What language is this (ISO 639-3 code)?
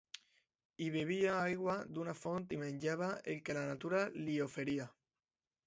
cat